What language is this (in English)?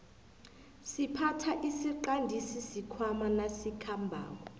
South Ndebele